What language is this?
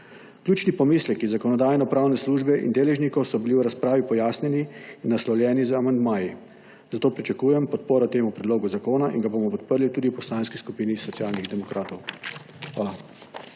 Slovenian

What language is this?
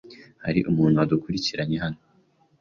Kinyarwanda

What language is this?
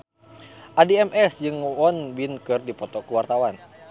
Sundanese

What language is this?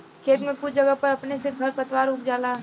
Bhojpuri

